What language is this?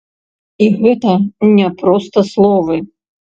Belarusian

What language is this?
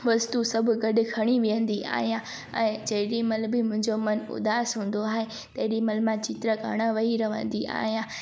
Sindhi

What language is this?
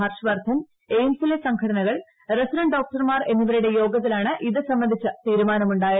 Malayalam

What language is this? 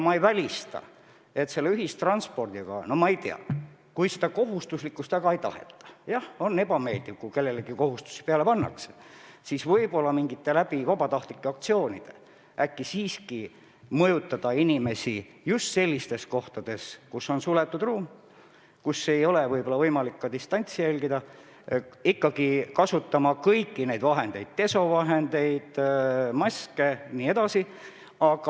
Estonian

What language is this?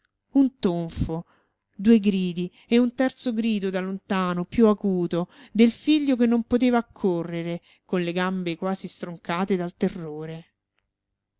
Italian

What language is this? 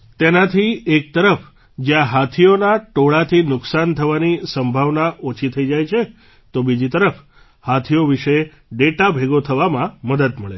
Gujarati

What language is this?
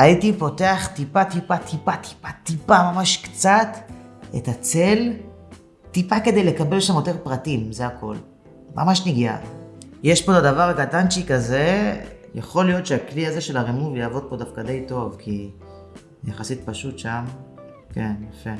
Hebrew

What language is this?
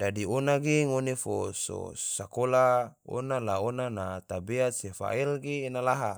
Tidore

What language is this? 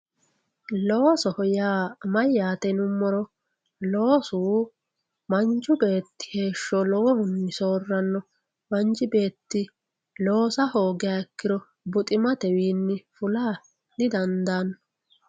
Sidamo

